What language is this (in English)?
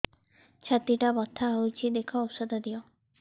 Odia